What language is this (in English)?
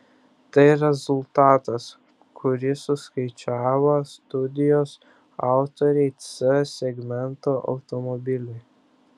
Lithuanian